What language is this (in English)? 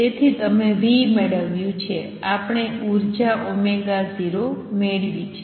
Gujarati